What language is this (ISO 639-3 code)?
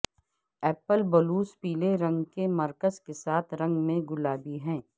urd